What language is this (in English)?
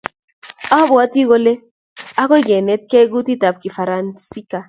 Kalenjin